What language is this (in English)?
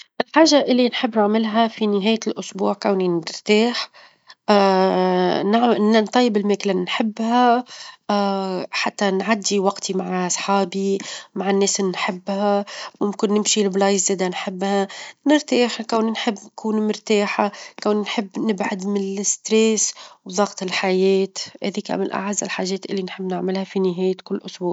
Tunisian Arabic